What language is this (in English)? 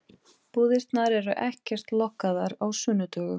Icelandic